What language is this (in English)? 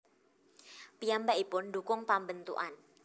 Javanese